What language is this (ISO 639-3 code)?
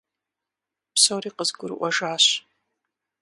kbd